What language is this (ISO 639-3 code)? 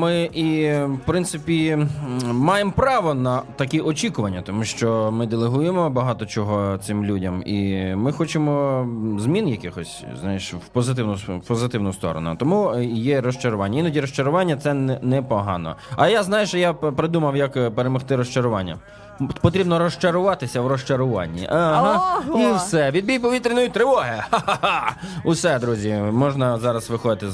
ukr